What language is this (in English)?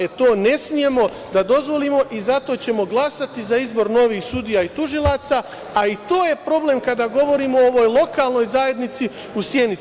Serbian